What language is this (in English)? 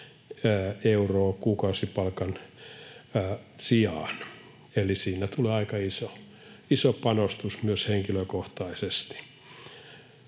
Finnish